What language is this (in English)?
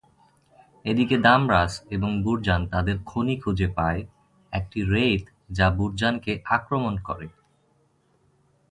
Bangla